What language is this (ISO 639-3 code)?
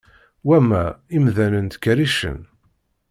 kab